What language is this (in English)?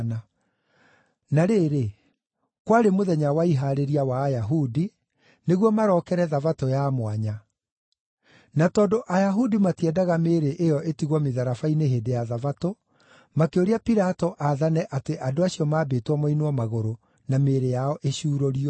Kikuyu